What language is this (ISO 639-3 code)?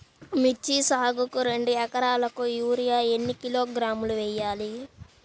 tel